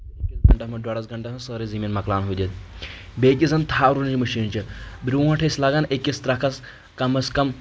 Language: Kashmiri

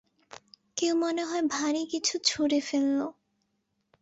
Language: Bangla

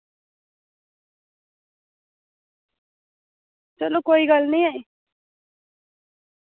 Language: Dogri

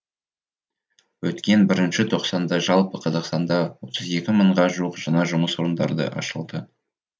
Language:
Kazakh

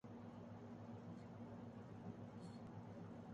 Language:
Urdu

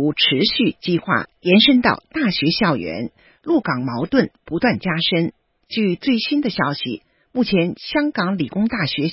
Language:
Chinese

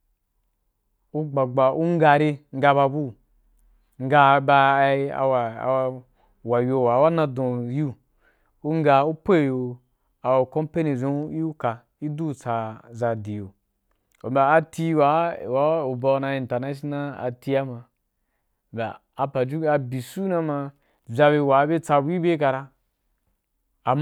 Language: Wapan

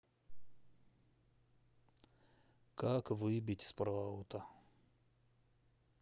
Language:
Russian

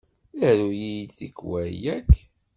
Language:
Kabyle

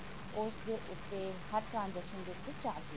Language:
Punjabi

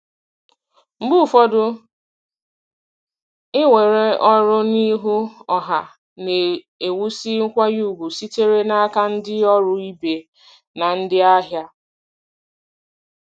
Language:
Igbo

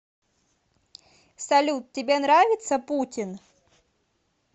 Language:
Russian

